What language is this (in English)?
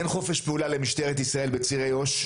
Hebrew